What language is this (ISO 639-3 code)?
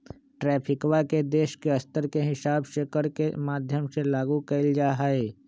mag